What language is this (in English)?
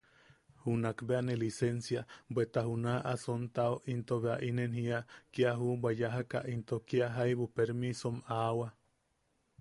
Yaqui